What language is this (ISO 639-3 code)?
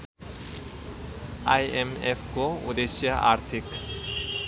nep